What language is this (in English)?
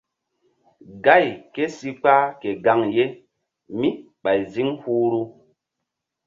Mbum